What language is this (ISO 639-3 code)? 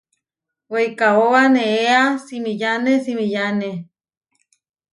var